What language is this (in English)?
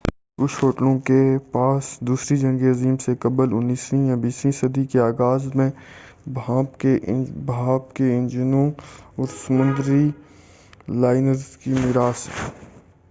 Urdu